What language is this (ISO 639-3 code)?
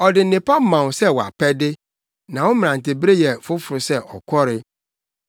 aka